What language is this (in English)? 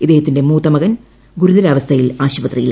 Malayalam